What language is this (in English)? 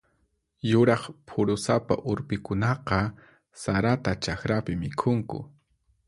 Puno Quechua